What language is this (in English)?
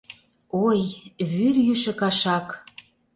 Mari